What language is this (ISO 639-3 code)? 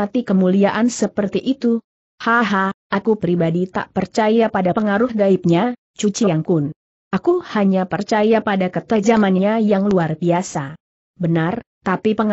ind